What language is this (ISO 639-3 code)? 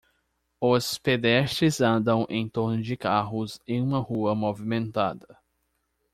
por